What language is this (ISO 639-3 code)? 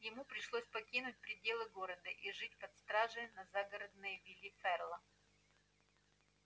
rus